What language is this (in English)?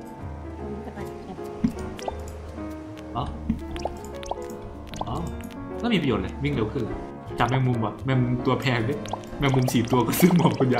Thai